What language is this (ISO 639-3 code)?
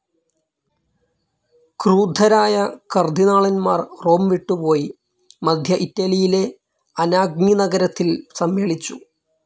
mal